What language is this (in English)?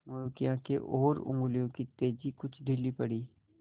Hindi